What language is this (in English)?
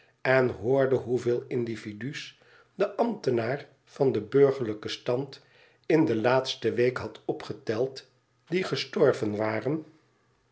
Dutch